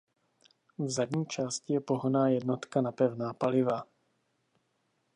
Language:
Czech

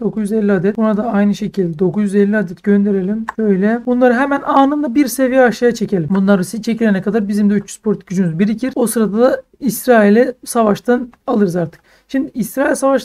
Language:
Turkish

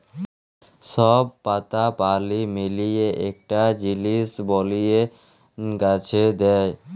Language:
Bangla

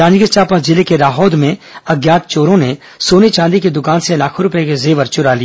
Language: Hindi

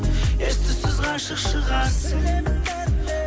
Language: Kazakh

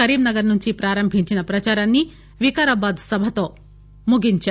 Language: Telugu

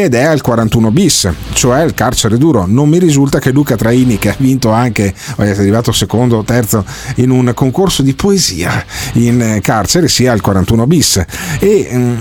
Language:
Italian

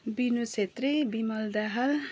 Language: Nepali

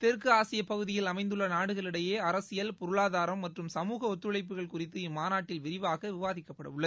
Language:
Tamil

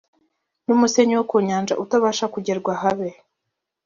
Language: Kinyarwanda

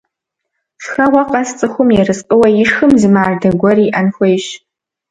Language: Kabardian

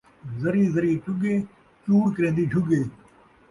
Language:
Saraiki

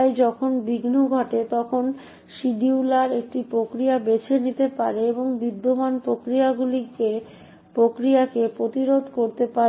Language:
Bangla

